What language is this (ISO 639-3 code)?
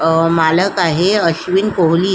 mar